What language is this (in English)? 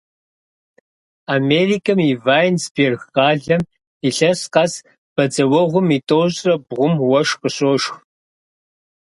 Kabardian